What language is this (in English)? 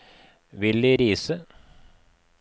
Norwegian